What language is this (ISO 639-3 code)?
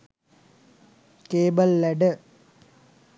sin